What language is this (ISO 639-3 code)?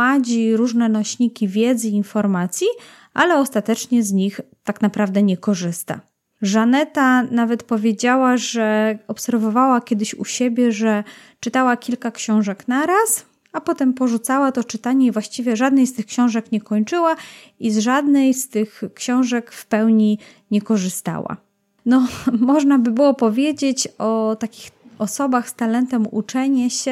pol